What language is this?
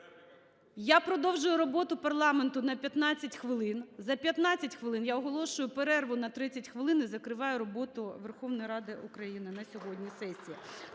Ukrainian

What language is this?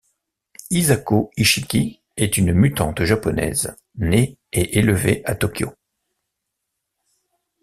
French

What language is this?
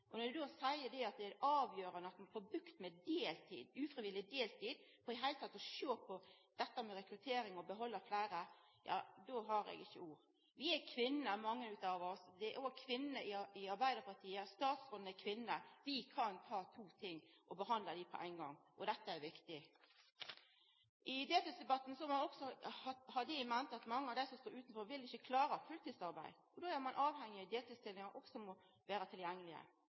Norwegian Nynorsk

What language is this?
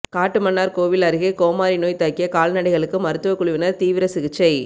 Tamil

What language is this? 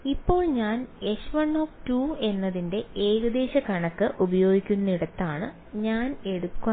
Malayalam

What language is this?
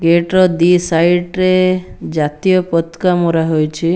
Odia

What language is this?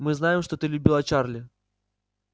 Russian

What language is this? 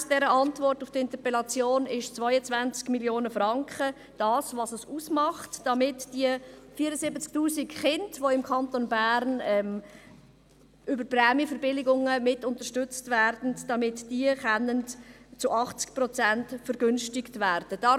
Swiss German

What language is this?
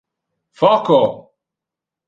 Interlingua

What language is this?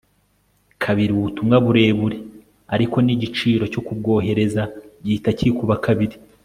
Kinyarwanda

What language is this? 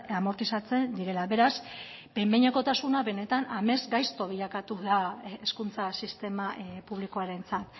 Basque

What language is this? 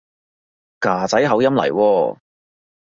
Cantonese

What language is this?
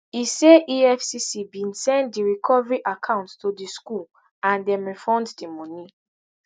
Nigerian Pidgin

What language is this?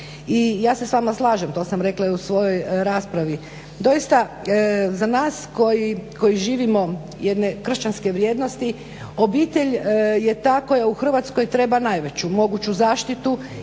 Croatian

